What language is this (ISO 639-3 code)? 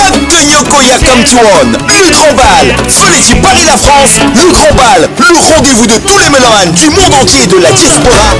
fra